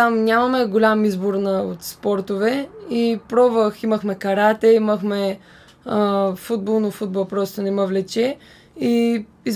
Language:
Bulgarian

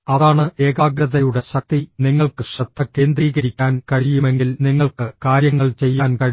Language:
Malayalam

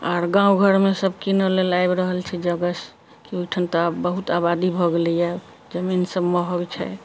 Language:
Maithili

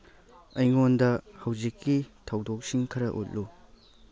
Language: Manipuri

